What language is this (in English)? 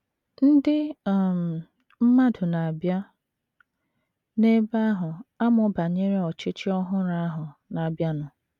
Igbo